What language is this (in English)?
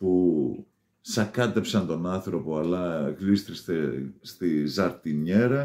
Greek